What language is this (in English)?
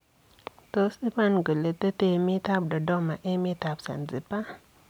Kalenjin